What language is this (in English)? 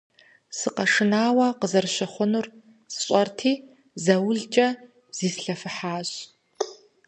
Kabardian